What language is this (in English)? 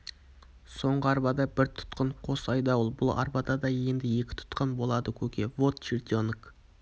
Kazakh